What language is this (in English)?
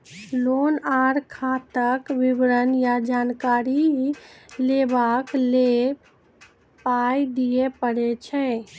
Maithili